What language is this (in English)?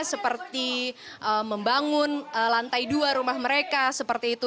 Indonesian